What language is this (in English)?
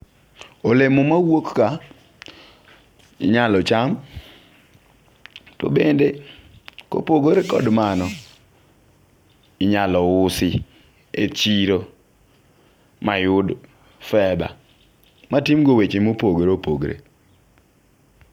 Luo (Kenya and Tanzania)